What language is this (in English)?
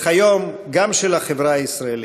Hebrew